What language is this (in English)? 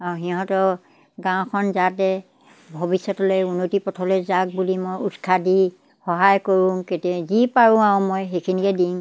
Assamese